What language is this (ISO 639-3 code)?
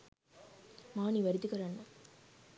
sin